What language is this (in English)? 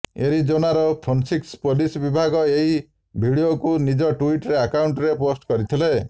Odia